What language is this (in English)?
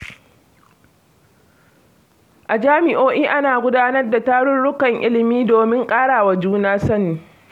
Hausa